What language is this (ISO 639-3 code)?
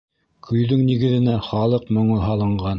bak